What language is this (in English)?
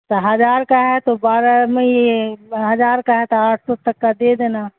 Urdu